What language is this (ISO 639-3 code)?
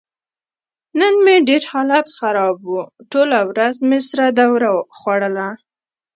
pus